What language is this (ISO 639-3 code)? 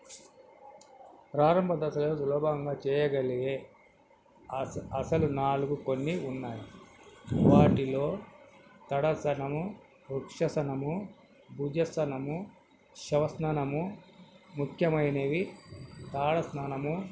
tel